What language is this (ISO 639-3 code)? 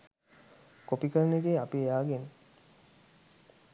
sin